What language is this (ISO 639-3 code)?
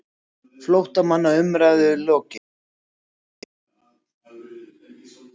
isl